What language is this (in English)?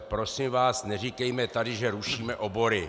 Czech